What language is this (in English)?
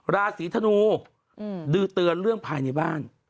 Thai